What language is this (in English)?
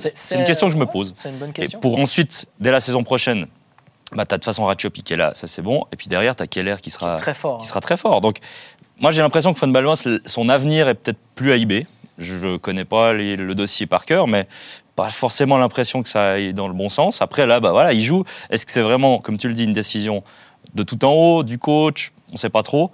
French